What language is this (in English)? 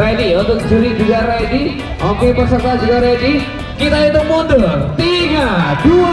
Indonesian